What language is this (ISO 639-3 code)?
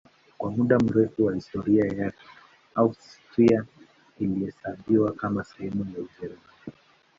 swa